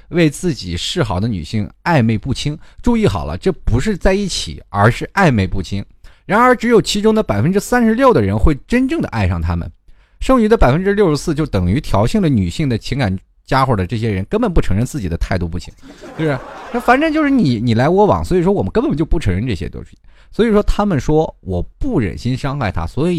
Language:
Chinese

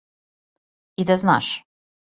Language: Serbian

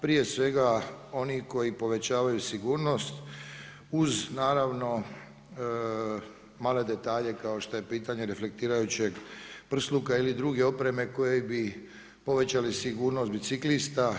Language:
Croatian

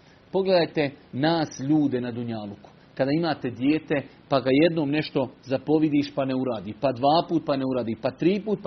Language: Croatian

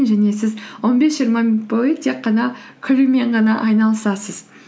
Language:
Kazakh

